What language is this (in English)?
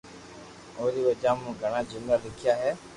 Loarki